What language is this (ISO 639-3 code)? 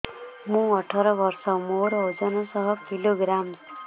ori